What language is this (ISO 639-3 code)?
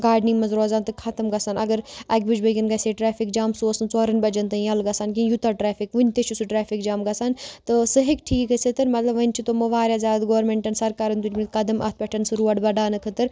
kas